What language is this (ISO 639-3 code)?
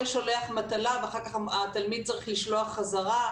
heb